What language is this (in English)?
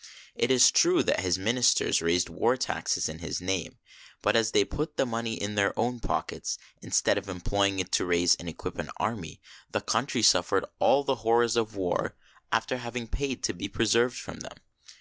English